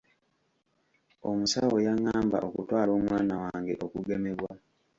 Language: Ganda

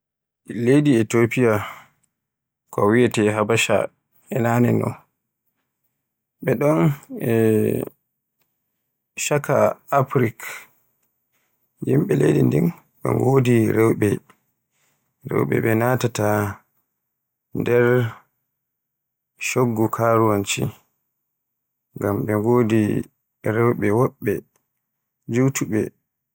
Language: Borgu Fulfulde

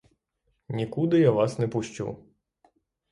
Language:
Ukrainian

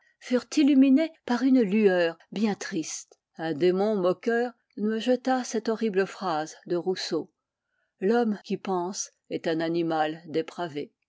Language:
French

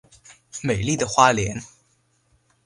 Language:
Chinese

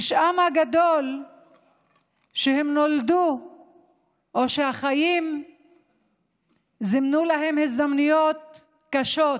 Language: Hebrew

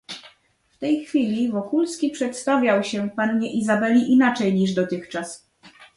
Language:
Polish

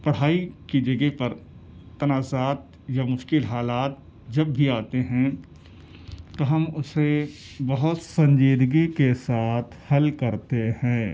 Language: Urdu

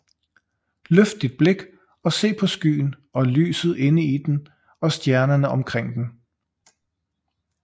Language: Danish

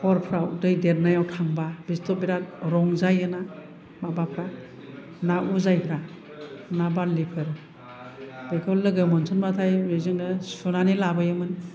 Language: Bodo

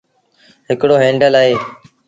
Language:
Sindhi Bhil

